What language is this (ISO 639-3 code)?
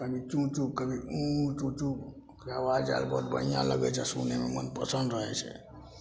mai